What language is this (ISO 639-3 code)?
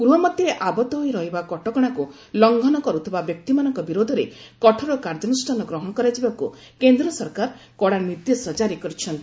ori